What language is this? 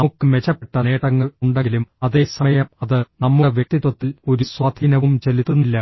Malayalam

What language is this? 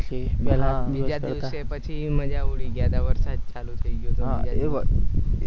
Gujarati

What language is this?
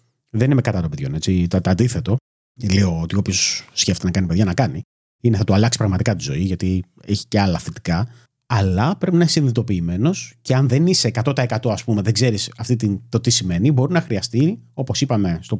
Greek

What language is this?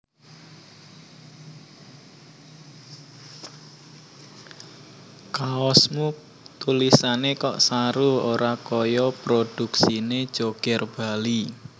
Javanese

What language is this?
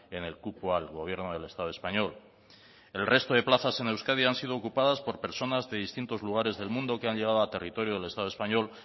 Spanish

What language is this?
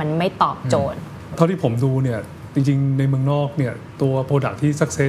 Thai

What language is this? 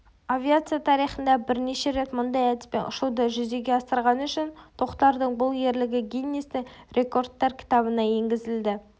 Kazakh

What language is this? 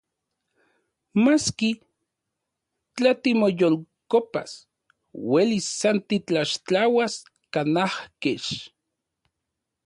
Central Puebla Nahuatl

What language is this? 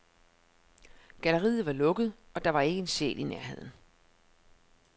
Danish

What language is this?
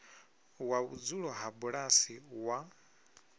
Venda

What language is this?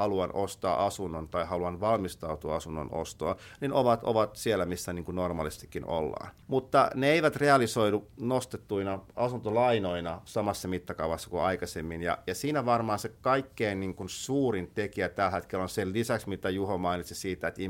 Finnish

